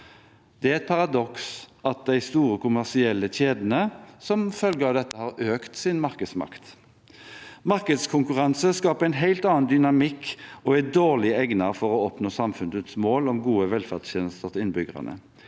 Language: Norwegian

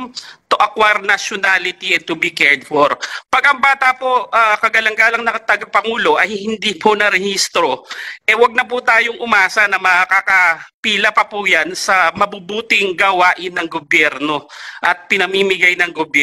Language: Filipino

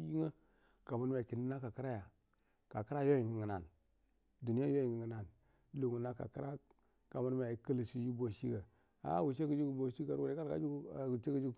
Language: Buduma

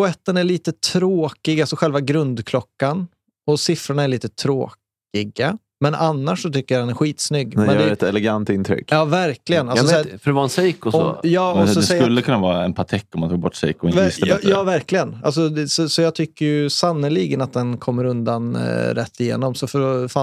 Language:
Swedish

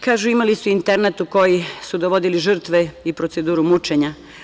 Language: Serbian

